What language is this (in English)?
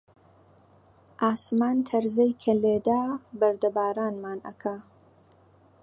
Central Kurdish